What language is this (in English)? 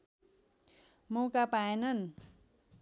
Nepali